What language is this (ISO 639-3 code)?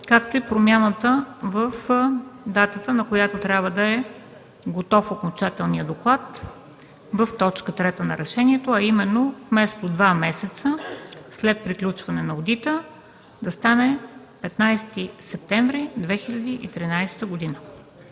bul